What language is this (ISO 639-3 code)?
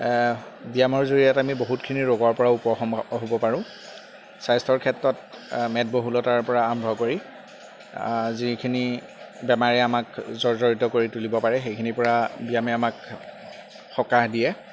asm